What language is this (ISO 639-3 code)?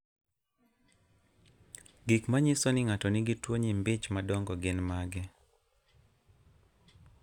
luo